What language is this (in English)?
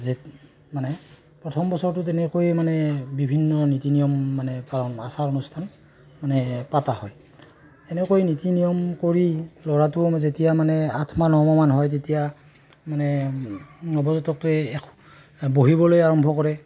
Assamese